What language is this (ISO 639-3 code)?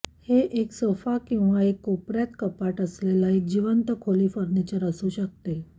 mar